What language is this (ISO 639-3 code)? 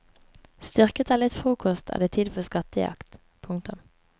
nor